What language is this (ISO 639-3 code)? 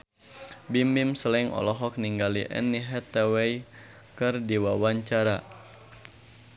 sun